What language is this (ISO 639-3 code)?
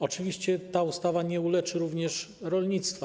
pol